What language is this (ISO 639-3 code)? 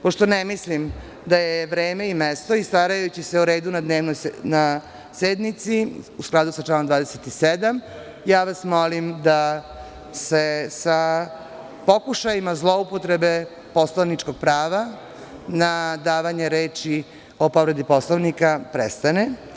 srp